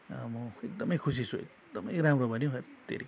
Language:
Nepali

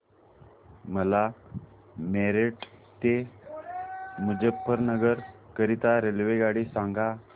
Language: Marathi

